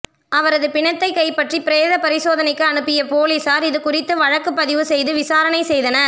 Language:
Tamil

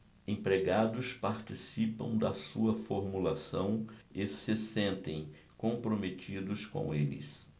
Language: Portuguese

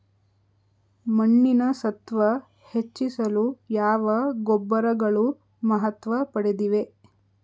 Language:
Kannada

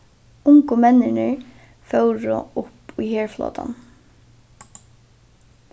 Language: Faroese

